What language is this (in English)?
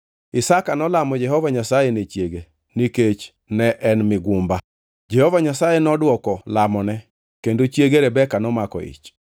Luo (Kenya and Tanzania)